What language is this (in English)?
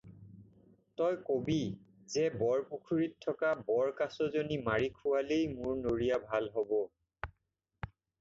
Assamese